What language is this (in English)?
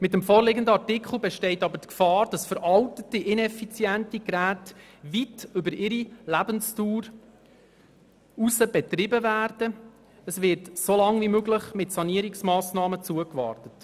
Swiss German